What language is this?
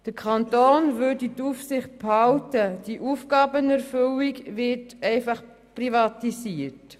Swiss German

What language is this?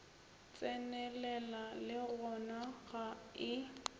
Northern Sotho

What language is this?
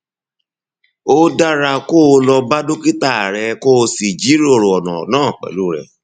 Yoruba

